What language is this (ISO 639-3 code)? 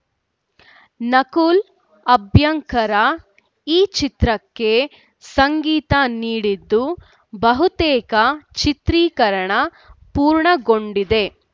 kan